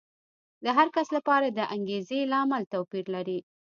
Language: Pashto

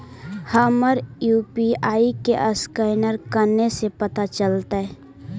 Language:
Magahi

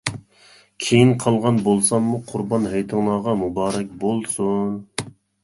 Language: Uyghur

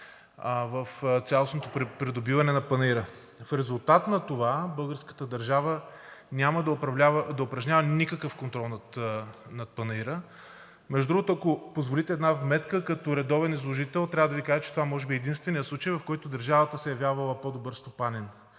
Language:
Bulgarian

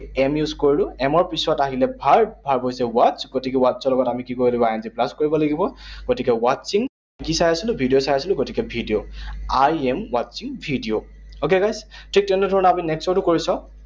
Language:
Assamese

